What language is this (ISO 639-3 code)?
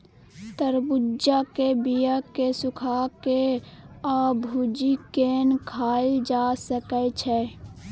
mai